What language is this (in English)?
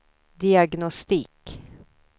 Swedish